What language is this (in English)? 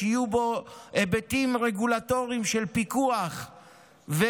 Hebrew